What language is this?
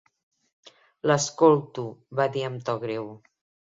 Catalan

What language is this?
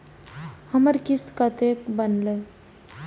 Maithili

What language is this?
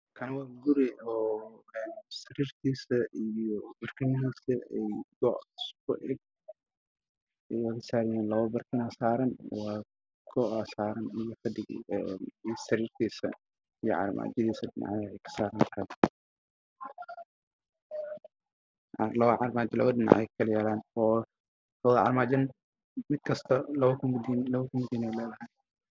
Somali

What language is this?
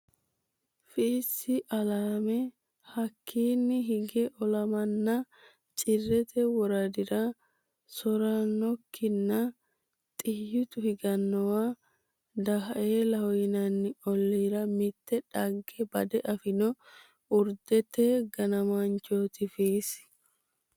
Sidamo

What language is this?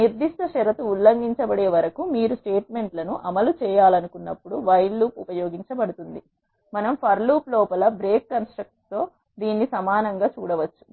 Telugu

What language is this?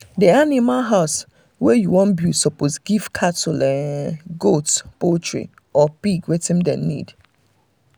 Nigerian Pidgin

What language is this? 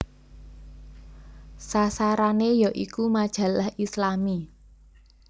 Javanese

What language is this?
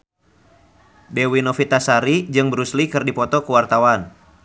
Sundanese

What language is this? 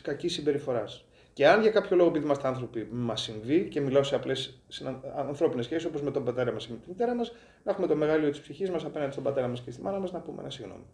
Greek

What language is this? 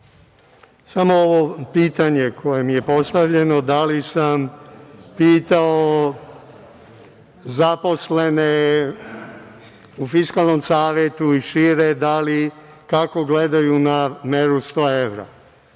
Serbian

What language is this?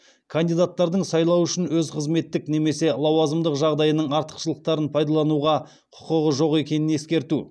Kazakh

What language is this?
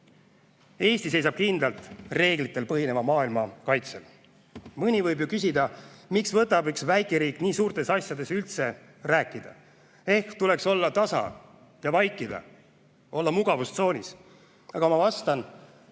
Estonian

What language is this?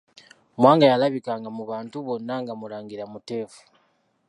Ganda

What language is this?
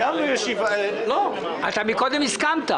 Hebrew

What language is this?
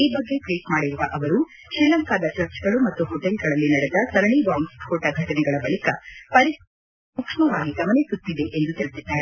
Kannada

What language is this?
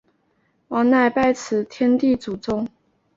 Chinese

